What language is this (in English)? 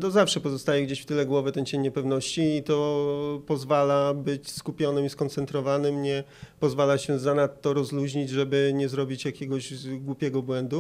Polish